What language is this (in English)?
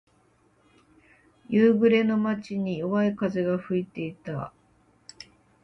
Japanese